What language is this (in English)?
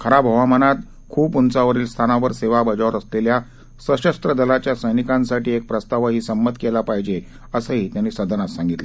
Marathi